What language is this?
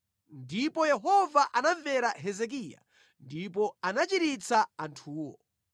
Nyanja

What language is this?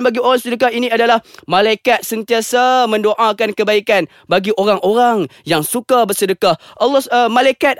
Malay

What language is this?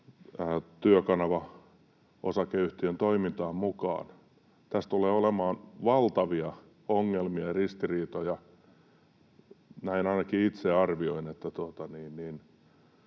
Finnish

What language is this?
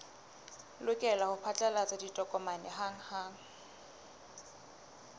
Southern Sotho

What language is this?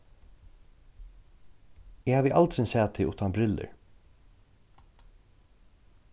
Faroese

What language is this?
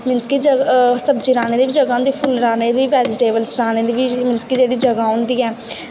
Dogri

